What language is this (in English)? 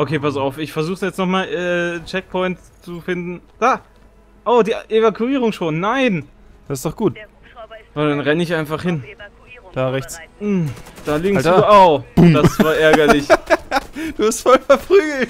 German